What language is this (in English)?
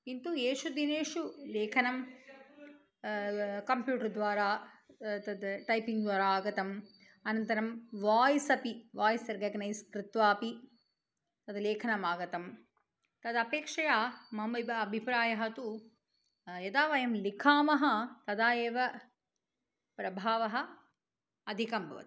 Sanskrit